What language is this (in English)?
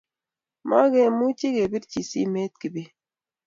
Kalenjin